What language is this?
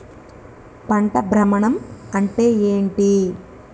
Telugu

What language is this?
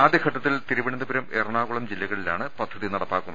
Malayalam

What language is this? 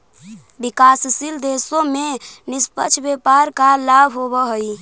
Magahi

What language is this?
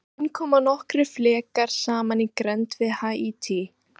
Icelandic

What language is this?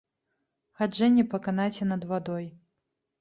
Belarusian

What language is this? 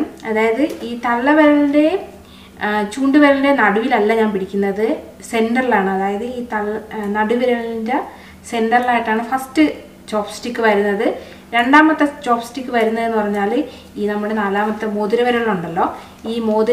Korean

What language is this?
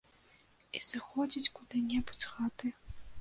Belarusian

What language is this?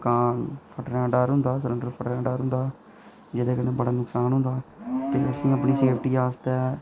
Dogri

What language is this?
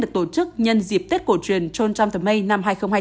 Vietnamese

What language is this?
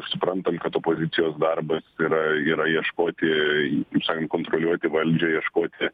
Lithuanian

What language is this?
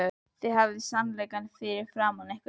Icelandic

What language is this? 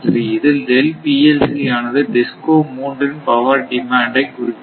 Tamil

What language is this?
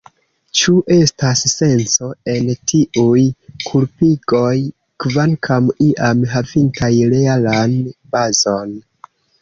Esperanto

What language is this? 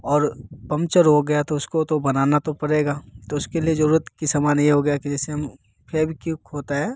Hindi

